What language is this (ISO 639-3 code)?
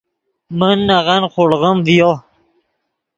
ydg